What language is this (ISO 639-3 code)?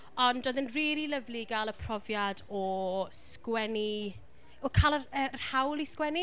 cym